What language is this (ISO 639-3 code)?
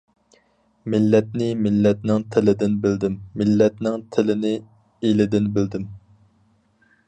uig